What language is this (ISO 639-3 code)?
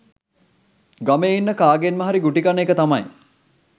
sin